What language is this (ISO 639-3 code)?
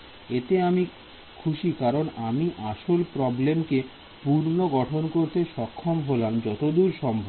ben